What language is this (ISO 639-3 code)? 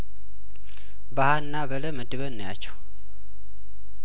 amh